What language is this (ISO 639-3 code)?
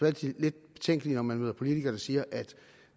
dan